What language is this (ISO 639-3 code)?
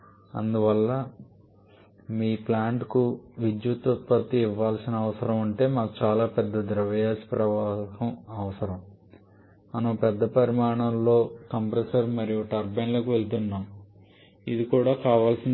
tel